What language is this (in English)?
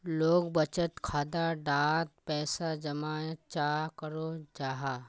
Magahi